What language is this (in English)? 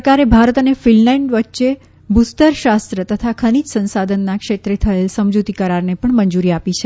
Gujarati